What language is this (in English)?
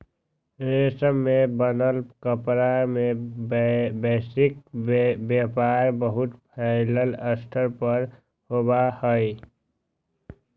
Magahi